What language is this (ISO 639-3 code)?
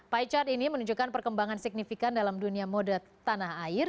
ind